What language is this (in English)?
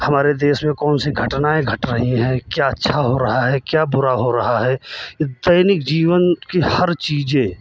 Hindi